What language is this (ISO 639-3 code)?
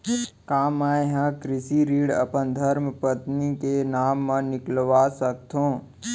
hne